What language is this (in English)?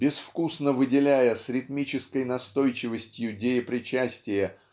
Russian